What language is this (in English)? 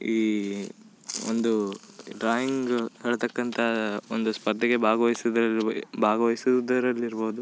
Kannada